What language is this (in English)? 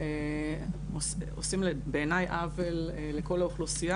Hebrew